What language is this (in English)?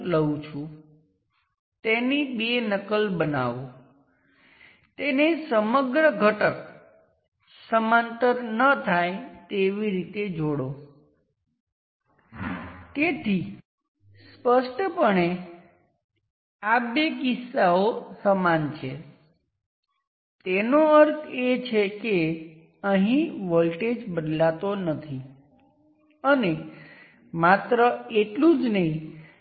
Gujarati